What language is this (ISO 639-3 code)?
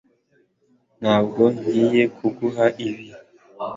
kin